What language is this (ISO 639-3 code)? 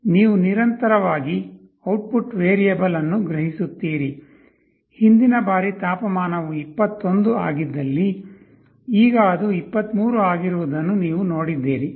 kan